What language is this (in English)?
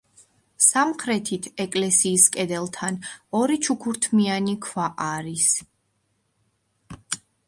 Georgian